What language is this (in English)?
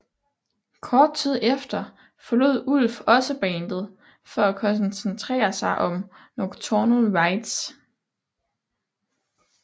Danish